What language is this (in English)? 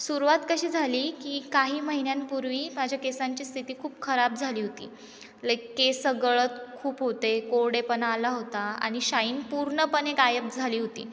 Marathi